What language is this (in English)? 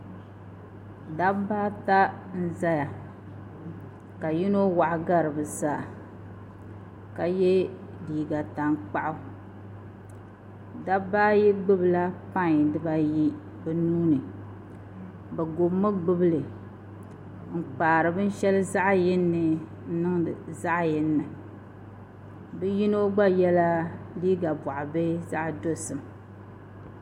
Dagbani